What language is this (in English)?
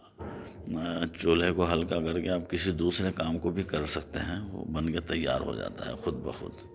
Urdu